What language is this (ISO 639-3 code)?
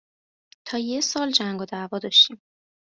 fas